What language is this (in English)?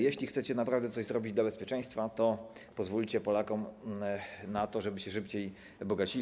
Polish